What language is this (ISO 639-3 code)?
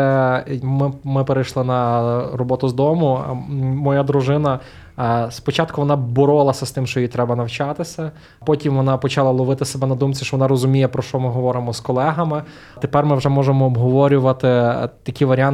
ukr